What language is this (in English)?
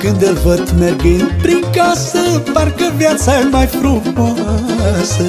Romanian